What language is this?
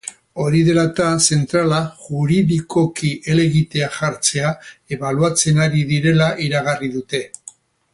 Basque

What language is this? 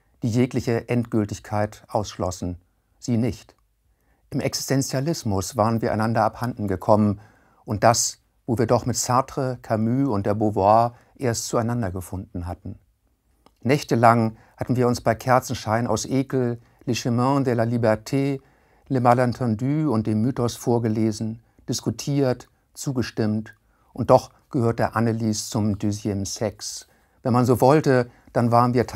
German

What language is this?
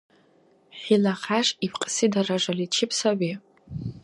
Dargwa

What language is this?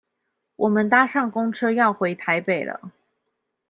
Chinese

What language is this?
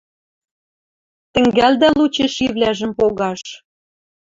Western Mari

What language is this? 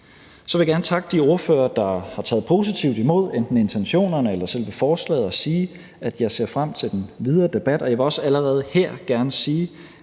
Danish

